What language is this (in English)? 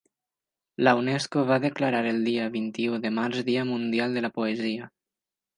Catalan